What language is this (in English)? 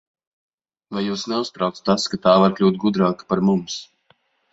Latvian